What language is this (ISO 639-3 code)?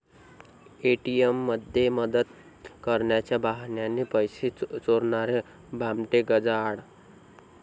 mar